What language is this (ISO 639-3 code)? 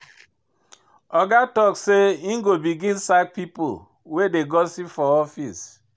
pcm